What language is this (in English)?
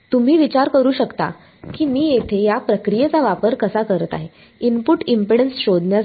Marathi